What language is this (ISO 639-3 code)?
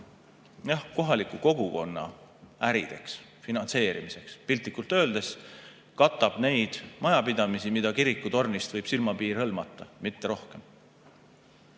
est